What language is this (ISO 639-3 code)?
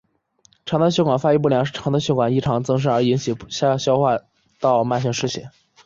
zho